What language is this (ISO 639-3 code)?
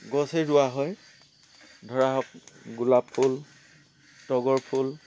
asm